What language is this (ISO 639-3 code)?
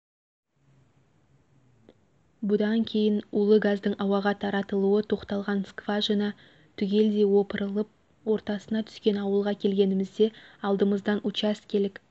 kaz